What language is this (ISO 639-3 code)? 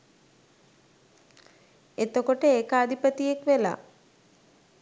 sin